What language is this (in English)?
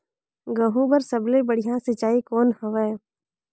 Chhattisgarhi